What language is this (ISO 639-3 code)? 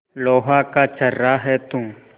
hin